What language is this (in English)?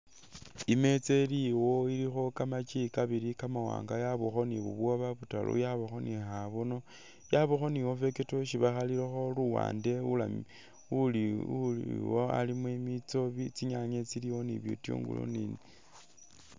Masaaba